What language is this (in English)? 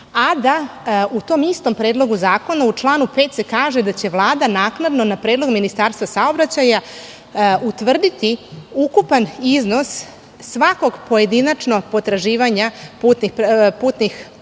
Serbian